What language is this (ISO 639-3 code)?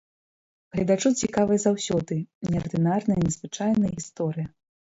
bel